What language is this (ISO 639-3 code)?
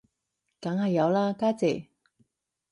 yue